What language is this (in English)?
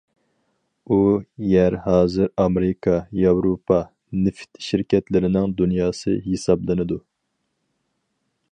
Uyghur